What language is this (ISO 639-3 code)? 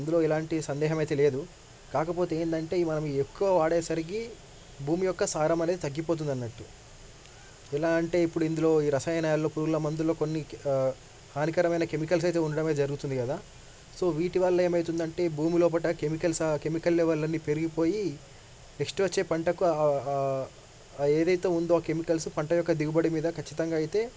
tel